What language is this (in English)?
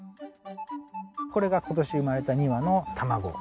Japanese